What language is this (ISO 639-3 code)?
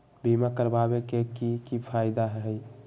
mag